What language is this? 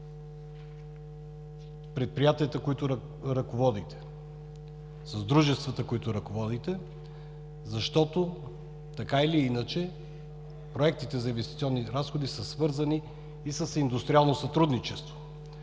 Bulgarian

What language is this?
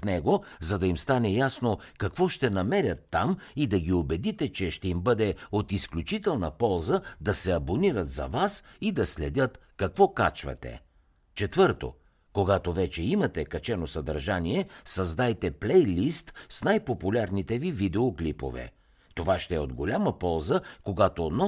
Bulgarian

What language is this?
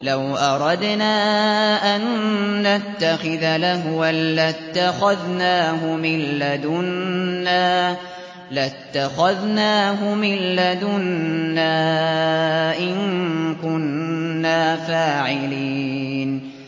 Arabic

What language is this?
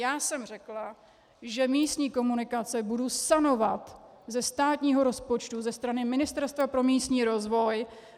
Czech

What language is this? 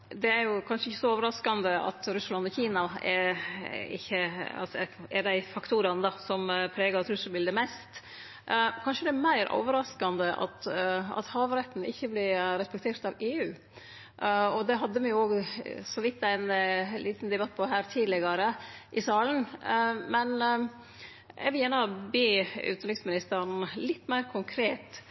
Norwegian Nynorsk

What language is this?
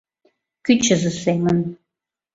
Mari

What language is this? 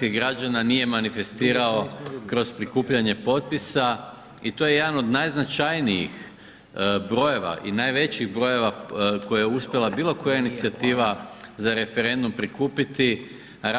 Croatian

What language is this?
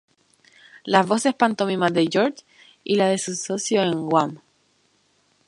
Spanish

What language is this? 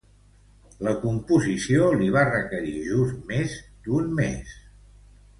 Catalan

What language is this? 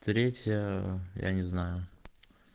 Russian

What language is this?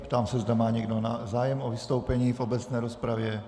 Czech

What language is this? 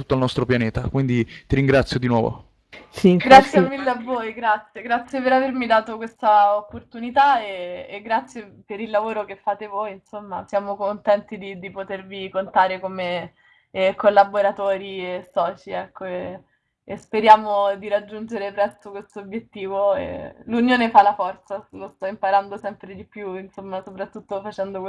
Italian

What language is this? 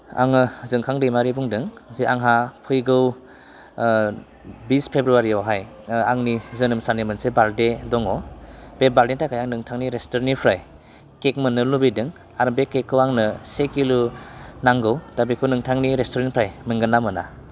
Bodo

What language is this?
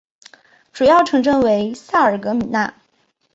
Chinese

